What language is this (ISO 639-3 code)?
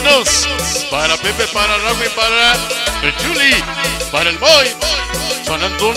spa